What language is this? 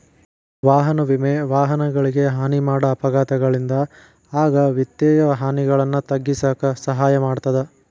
Kannada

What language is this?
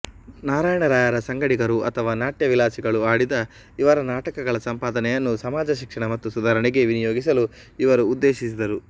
Kannada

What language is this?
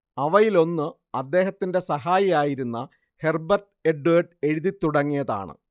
Malayalam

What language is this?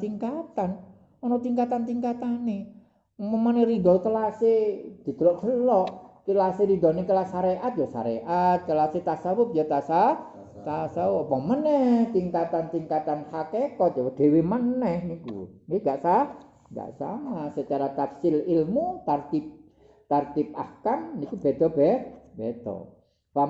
Indonesian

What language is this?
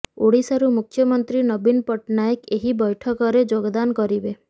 Odia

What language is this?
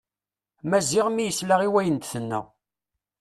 Kabyle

